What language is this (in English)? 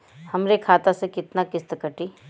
Bhojpuri